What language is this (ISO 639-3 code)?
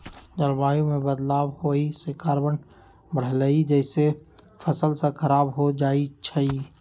mag